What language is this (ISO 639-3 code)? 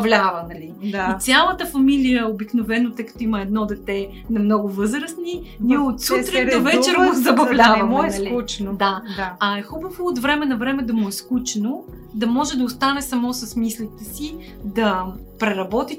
bul